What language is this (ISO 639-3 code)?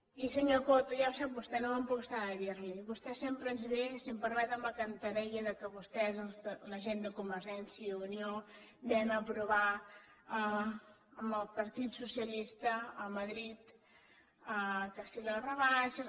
cat